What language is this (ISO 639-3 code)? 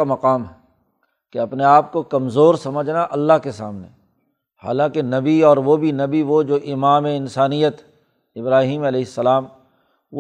urd